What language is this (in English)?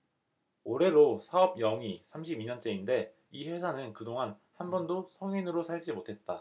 Korean